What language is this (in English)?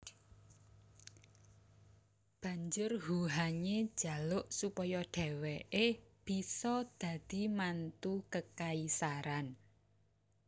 Javanese